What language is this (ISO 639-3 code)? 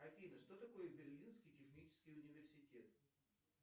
rus